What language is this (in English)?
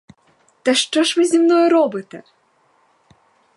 Ukrainian